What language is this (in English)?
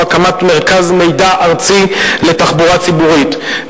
Hebrew